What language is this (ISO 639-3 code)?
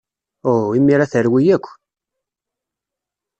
kab